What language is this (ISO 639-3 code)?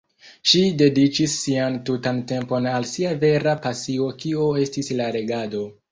epo